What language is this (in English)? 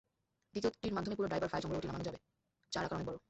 Bangla